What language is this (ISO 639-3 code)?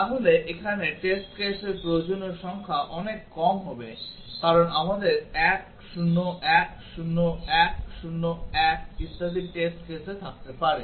ben